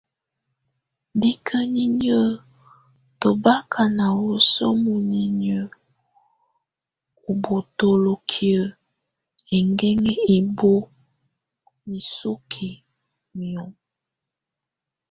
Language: Tunen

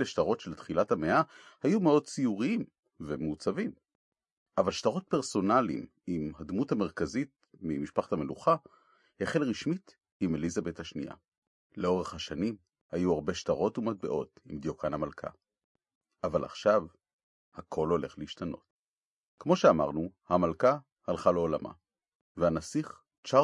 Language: Hebrew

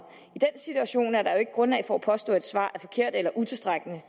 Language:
Danish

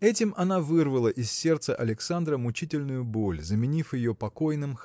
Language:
Russian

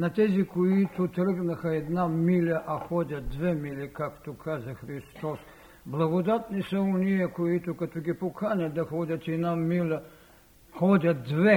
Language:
Bulgarian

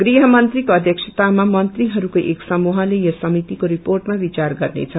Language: Nepali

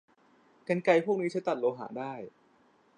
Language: Thai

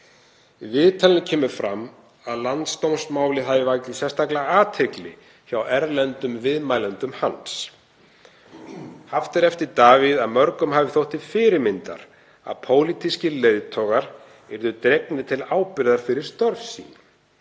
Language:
Icelandic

